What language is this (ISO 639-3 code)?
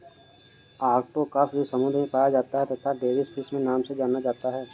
hin